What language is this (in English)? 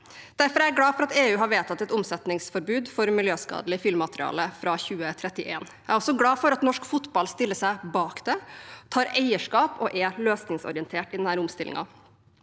Norwegian